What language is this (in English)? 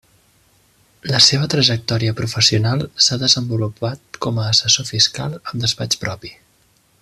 Catalan